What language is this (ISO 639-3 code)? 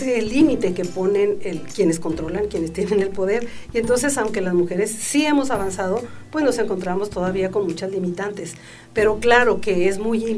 spa